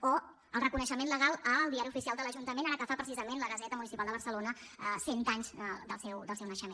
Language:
Catalan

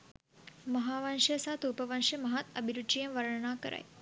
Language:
Sinhala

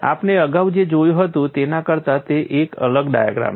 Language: Gujarati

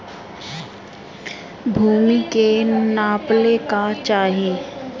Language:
Bhojpuri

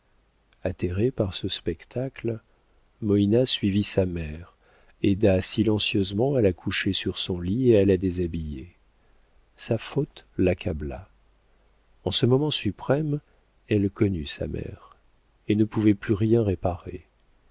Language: French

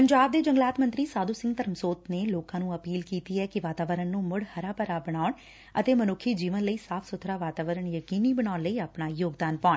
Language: Punjabi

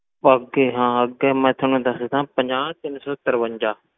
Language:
Punjabi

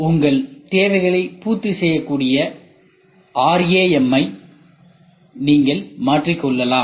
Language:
Tamil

